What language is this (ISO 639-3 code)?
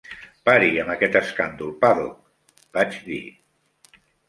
cat